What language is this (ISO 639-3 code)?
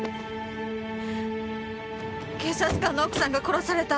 jpn